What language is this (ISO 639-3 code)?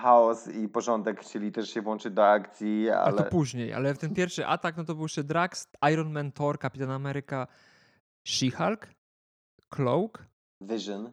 pol